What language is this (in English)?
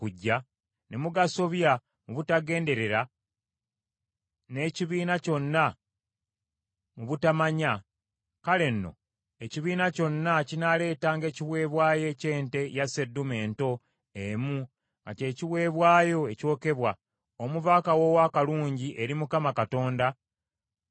Ganda